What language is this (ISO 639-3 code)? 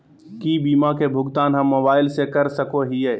mag